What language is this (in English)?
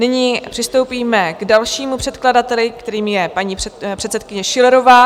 Czech